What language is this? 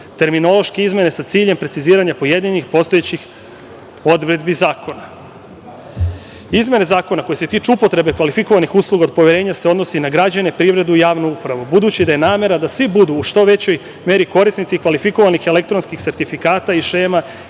Serbian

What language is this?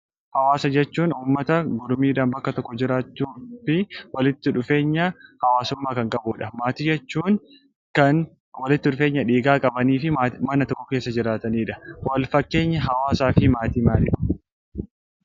Oromo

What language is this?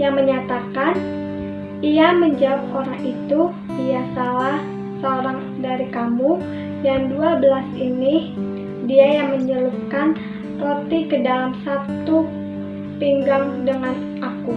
Indonesian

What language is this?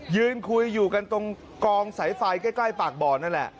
Thai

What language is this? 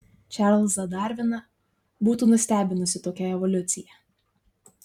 Lithuanian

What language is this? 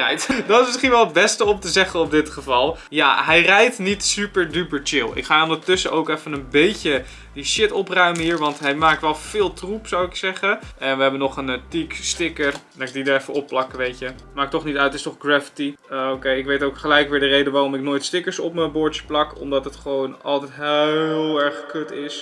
Dutch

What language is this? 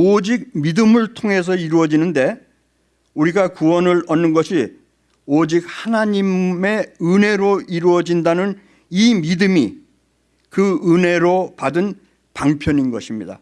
Korean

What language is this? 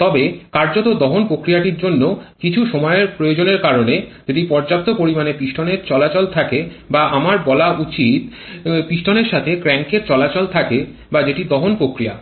Bangla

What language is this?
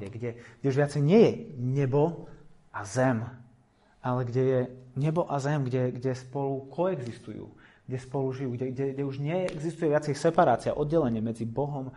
Slovak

